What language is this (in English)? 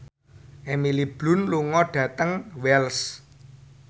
Javanese